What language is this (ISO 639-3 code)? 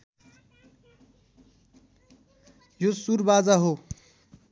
nep